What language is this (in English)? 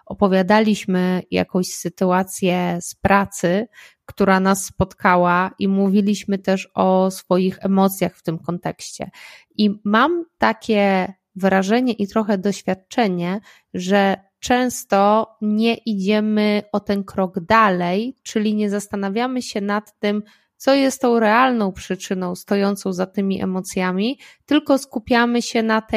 Polish